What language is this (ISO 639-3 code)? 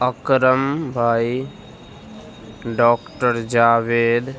urd